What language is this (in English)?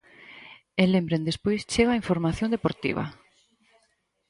Galician